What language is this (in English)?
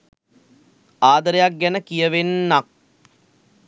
Sinhala